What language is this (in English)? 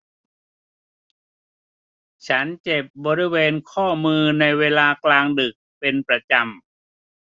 Thai